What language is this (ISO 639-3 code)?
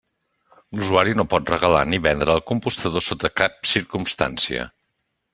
cat